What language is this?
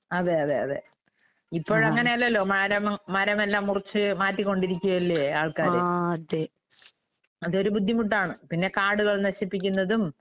Malayalam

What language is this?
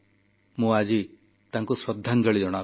Odia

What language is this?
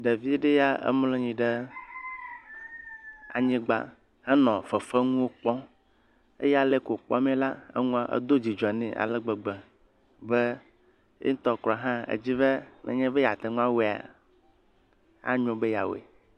Ewe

